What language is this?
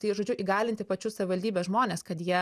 Lithuanian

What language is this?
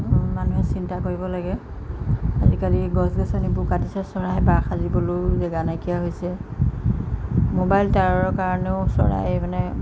Assamese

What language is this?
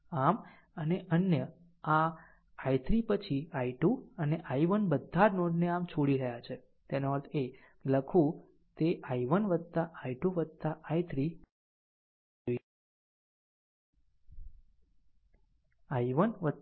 Gujarati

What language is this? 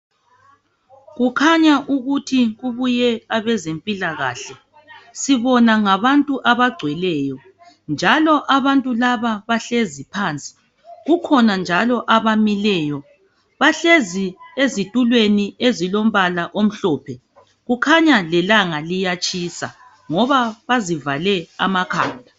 North Ndebele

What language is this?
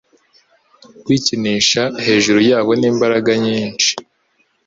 Kinyarwanda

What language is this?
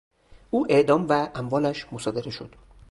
Persian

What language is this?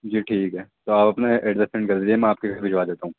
Urdu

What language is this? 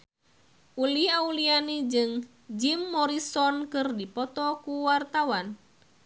Sundanese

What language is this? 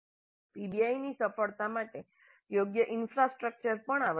Gujarati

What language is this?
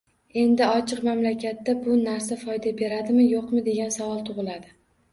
Uzbek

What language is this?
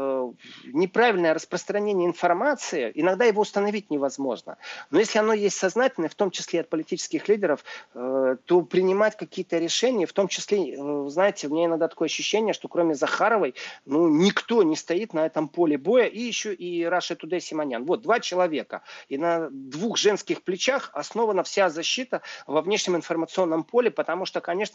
Russian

